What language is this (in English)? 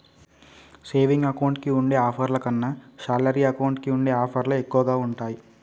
Telugu